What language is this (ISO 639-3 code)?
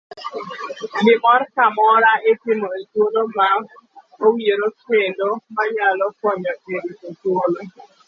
luo